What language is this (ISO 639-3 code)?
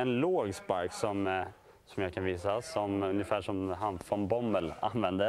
swe